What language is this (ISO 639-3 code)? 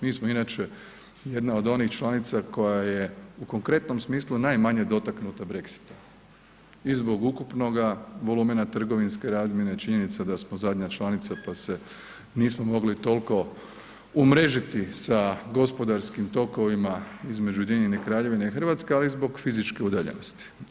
hrv